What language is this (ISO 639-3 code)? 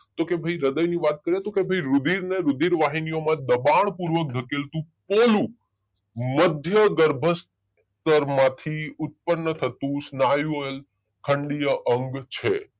guj